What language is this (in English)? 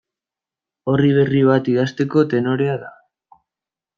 Basque